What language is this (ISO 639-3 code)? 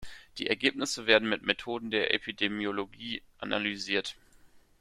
deu